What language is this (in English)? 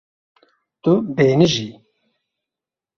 Kurdish